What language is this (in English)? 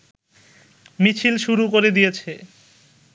Bangla